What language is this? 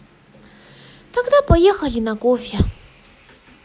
Russian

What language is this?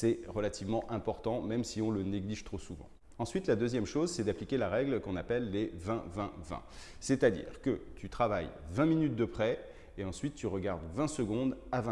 French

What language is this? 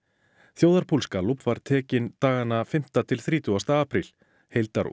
Icelandic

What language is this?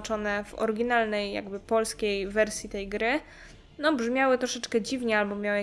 Polish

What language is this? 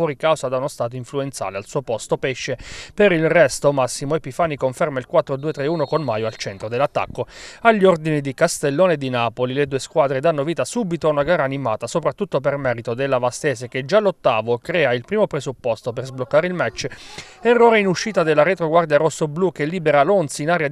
Italian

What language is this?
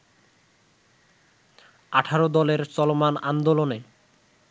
Bangla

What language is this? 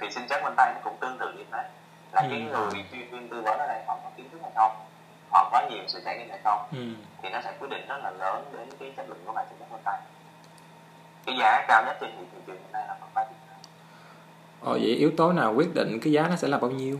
Vietnamese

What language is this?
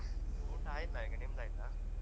Kannada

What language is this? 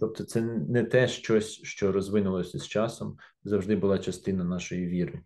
Ukrainian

